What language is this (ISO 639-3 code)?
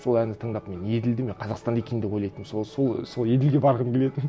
kaz